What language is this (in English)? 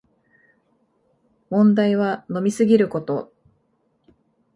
Japanese